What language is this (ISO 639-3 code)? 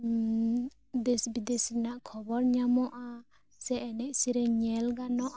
sat